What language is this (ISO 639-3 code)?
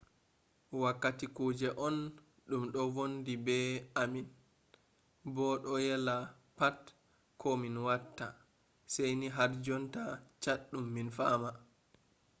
ful